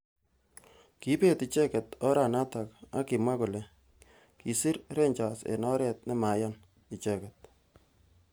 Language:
Kalenjin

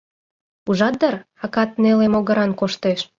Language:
Mari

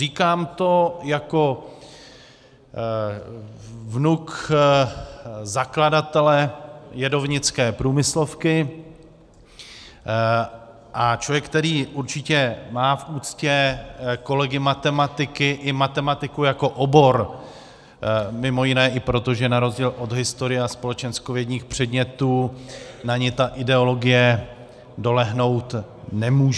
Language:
Czech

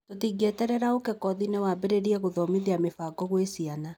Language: Kikuyu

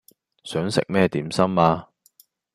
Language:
Cantonese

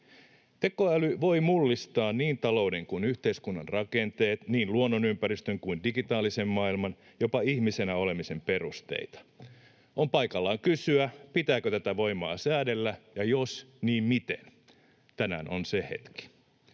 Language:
Finnish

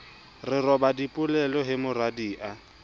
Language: Southern Sotho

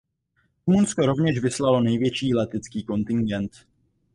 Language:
Czech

